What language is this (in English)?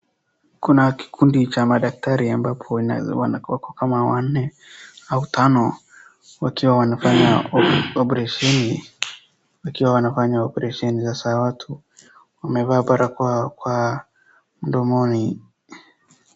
Swahili